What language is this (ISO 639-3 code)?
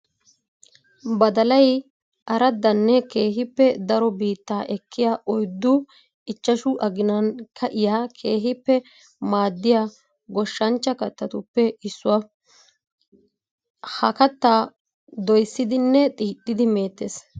wal